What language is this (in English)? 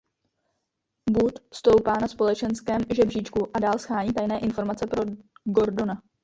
Czech